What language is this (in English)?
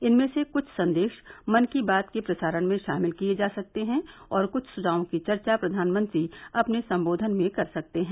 Hindi